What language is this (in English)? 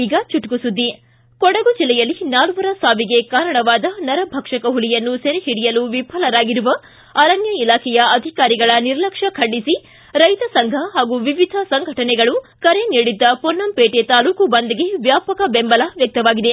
Kannada